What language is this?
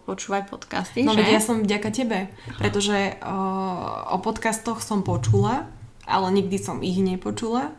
Slovak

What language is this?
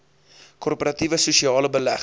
Afrikaans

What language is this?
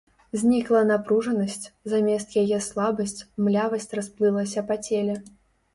Belarusian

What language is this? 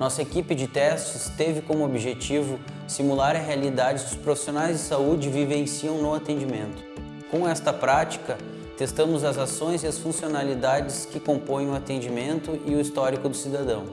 Portuguese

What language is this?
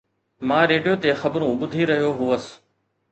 Sindhi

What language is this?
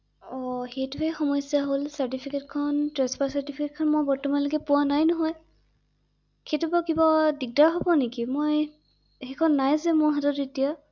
Assamese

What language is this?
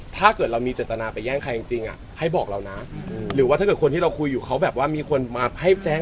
Thai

